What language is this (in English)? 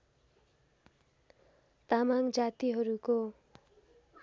Nepali